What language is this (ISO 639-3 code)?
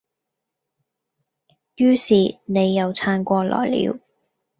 yue